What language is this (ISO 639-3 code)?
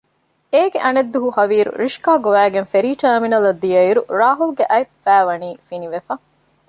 div